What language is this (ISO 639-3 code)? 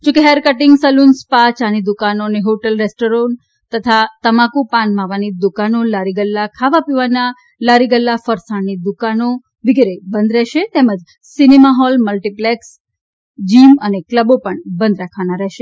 guj